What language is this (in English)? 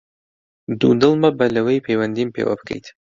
Central Kurdish